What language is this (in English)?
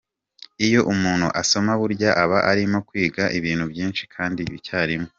Kinyarwanda